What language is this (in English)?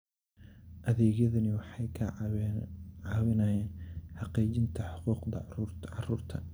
Somali